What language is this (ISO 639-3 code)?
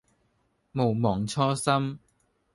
yue